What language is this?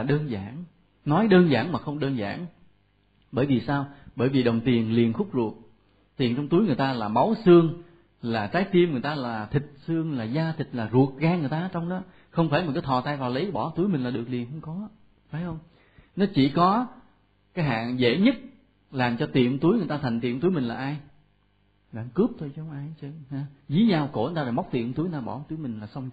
Vietnamese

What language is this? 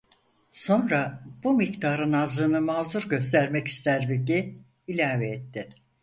Turkish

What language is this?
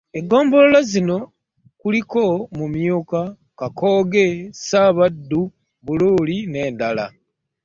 Ganda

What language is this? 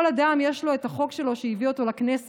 Hebrew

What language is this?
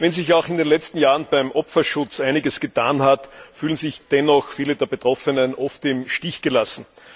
German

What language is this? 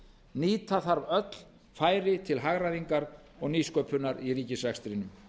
Icelandic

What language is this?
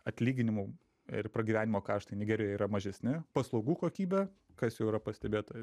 Lithuanian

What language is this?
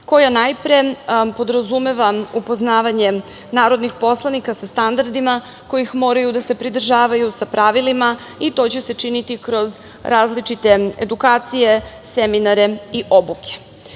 Serbian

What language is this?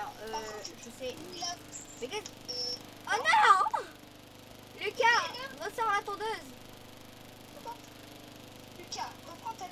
French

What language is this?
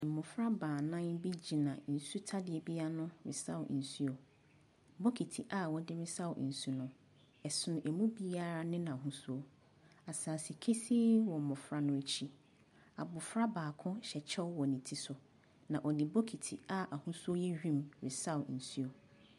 Akan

